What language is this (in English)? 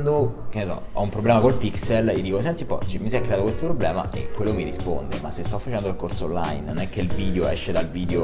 Italian